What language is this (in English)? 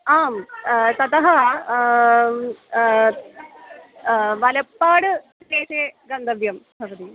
Sanskrit